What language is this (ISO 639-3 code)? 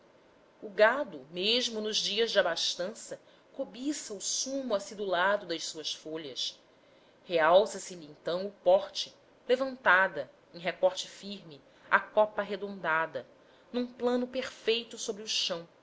por